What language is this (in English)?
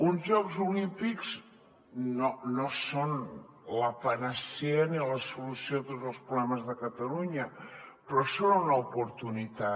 Catalan